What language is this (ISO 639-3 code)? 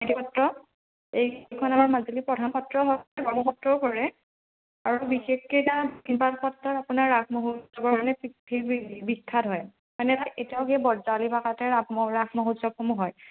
asm